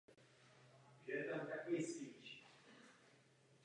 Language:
Czech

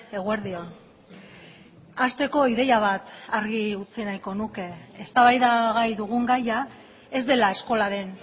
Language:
Basque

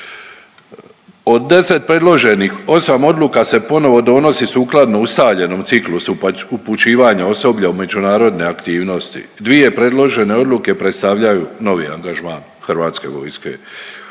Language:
Croatian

